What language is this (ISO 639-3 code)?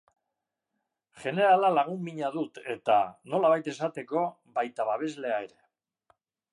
eus